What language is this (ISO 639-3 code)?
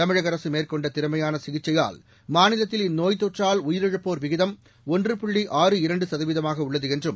tam